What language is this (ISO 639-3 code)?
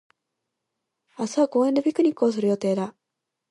jpn